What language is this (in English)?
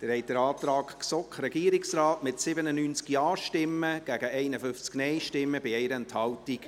Swiss German